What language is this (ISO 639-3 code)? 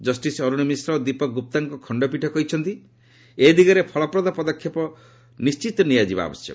ori